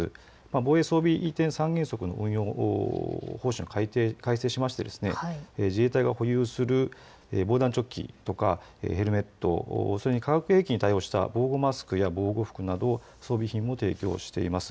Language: Japanese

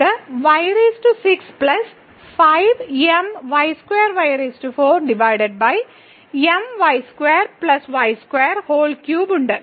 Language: Malayalam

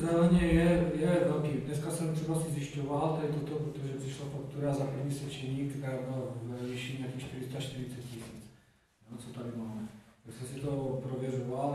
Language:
Czech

